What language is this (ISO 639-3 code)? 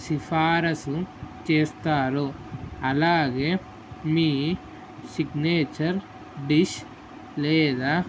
tel